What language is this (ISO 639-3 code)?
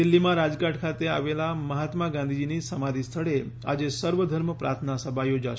guj